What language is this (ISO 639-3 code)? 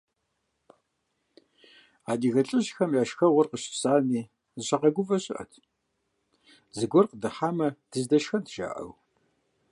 kbd